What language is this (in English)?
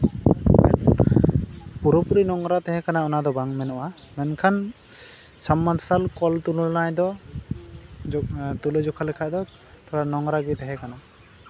Santali